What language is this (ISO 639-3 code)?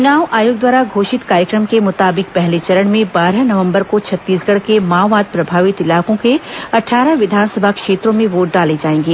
hin